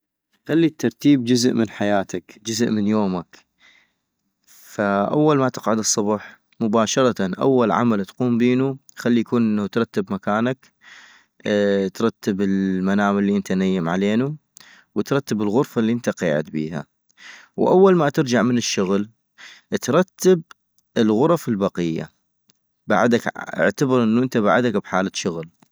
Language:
North Mesopotamian Arabic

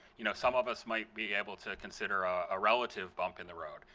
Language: English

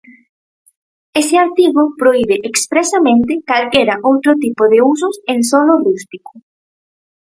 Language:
Galician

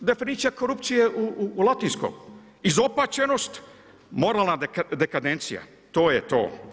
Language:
Croatian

